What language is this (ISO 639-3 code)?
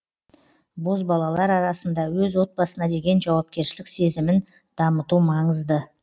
kaz